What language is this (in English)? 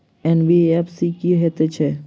Maithili